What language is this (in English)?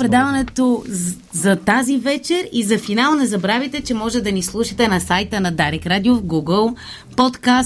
Bulgarian